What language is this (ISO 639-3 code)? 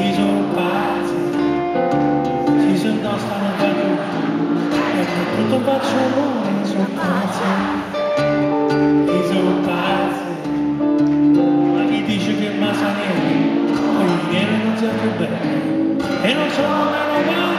lav